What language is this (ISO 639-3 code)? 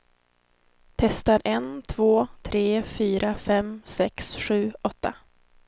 swe